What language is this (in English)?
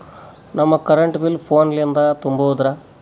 Kannada